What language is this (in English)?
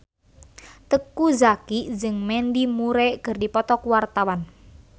Sundanese